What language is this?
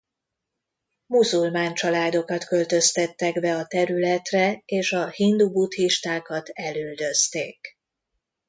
Hungarian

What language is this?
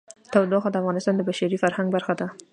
Pashto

